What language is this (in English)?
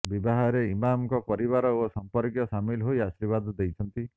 Odia